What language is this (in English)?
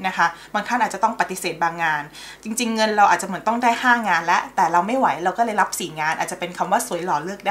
Thai